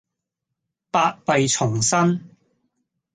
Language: Cantonese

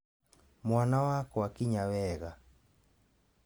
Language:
Kikuyu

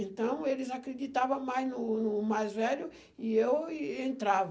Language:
Portuguese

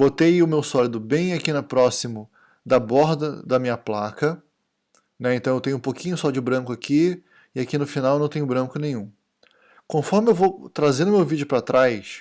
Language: Portuguese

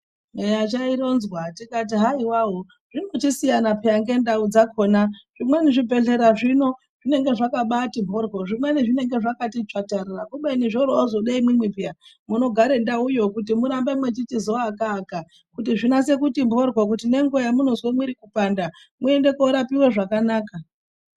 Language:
Ndau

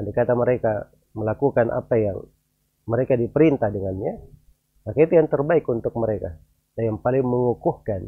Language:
Indonesian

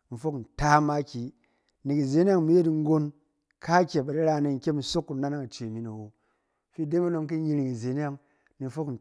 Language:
Cen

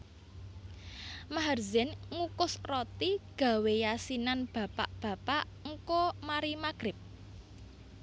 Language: Javanese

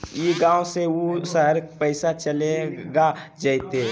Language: Magahi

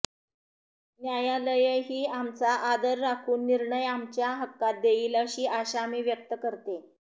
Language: Marathi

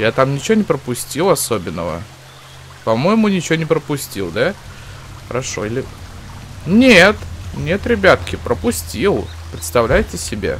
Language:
Russian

